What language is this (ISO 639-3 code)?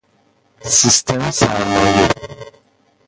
fas